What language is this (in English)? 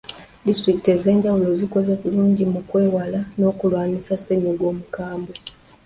Ganda